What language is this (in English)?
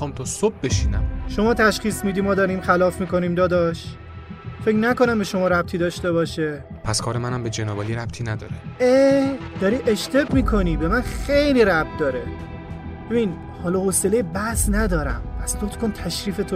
Persian